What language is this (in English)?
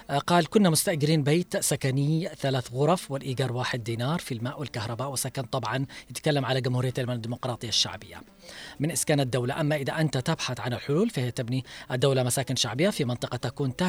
Arabic